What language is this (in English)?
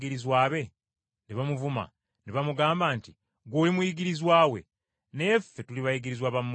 Ganda